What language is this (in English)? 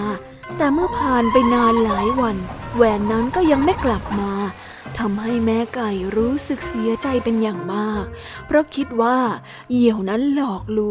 Thai